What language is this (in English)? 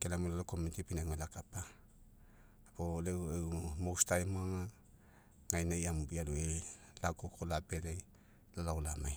Mekeo